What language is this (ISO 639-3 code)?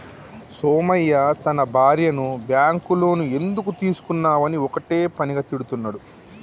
tel